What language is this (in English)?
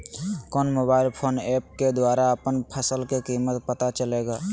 Magahi